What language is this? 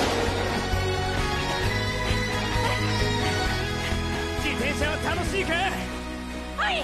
Japanese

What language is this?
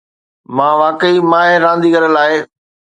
Sindhi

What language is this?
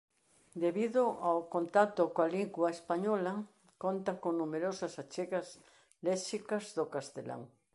Galician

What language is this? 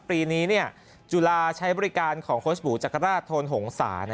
Thai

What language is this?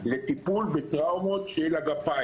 Hebrew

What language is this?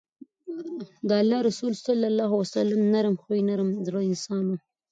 Pashto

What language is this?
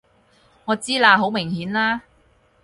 Cantonese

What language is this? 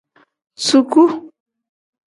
Tem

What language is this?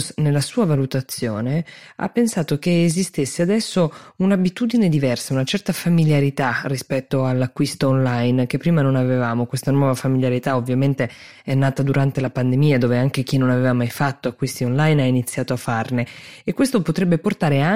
Italian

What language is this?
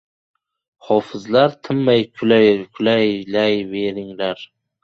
Uzbek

